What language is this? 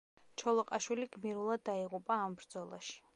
Georgian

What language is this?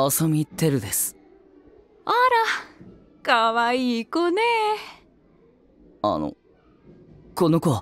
Japanese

